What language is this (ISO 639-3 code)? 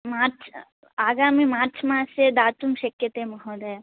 san